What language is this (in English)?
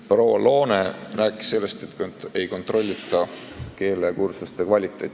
Estonian